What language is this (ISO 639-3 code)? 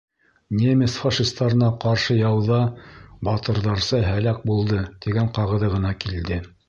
bak